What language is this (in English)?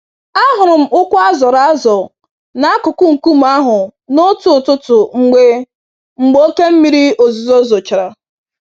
Igbo